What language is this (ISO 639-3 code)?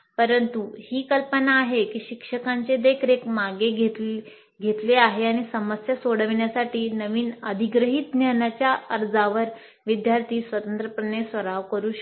mar